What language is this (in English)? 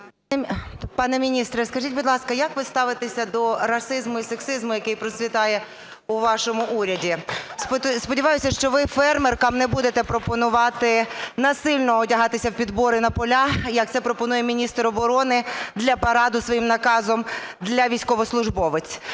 Ukrainian